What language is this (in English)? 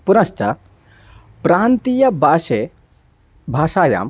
Sanskrit